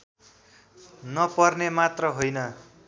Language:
Nepali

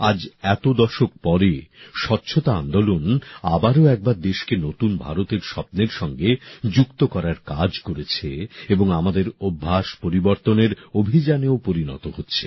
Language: Bangla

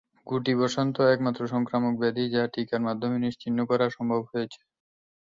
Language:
Bangla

